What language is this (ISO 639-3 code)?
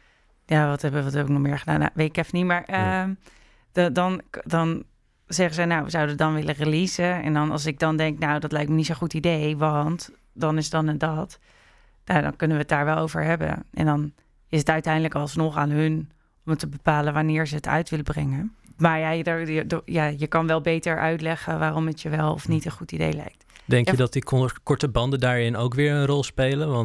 nld